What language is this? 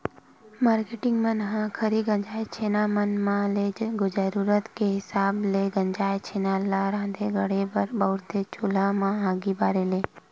Chhattisgarhi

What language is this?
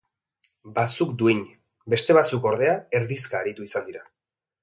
Basque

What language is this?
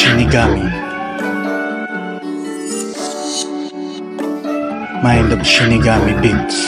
Filipino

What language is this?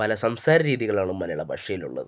Malayalam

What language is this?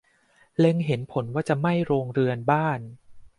Thai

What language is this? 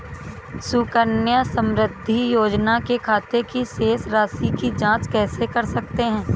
Hindi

